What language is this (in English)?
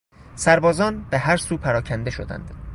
Persian